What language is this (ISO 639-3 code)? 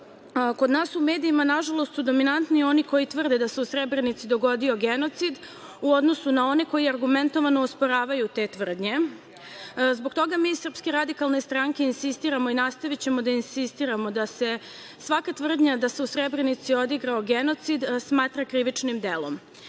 srp